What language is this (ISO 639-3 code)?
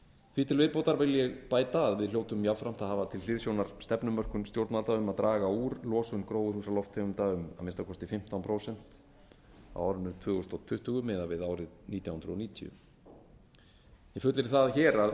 isl